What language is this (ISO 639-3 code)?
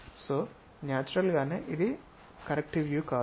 tel